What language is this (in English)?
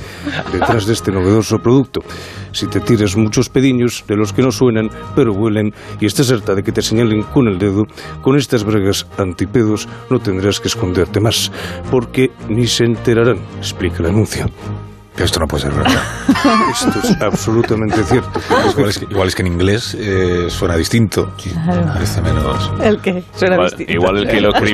Spanish